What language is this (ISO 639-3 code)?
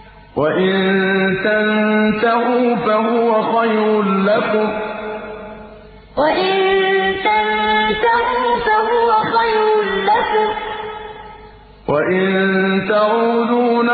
ara